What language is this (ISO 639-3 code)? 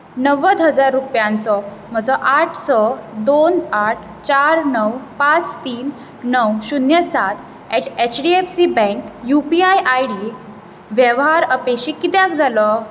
kok